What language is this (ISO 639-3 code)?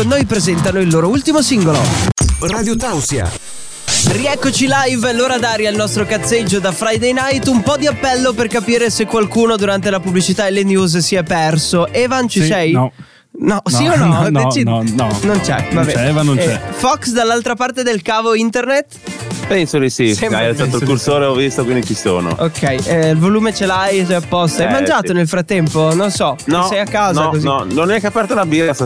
ita